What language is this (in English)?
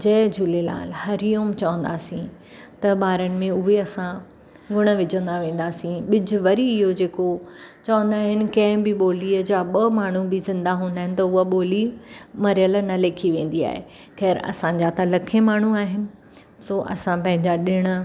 Sindhi